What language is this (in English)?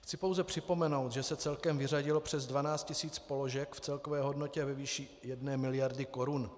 Czech